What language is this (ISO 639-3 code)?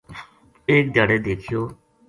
gju